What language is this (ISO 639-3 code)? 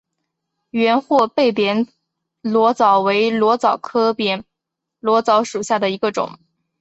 zho